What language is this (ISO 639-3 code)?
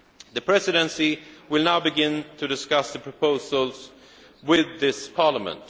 eng